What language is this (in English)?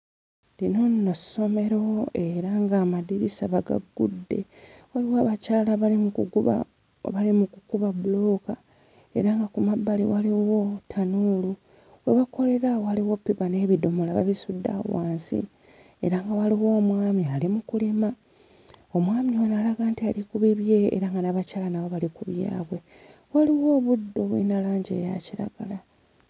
Ganda